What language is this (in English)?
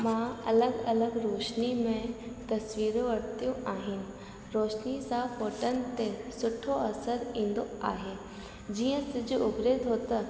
Sindhi